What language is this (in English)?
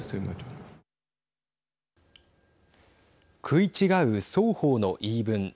Japanese